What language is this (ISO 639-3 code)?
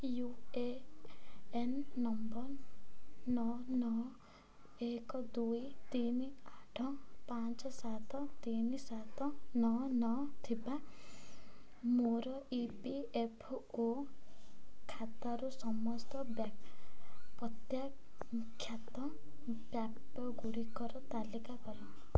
ori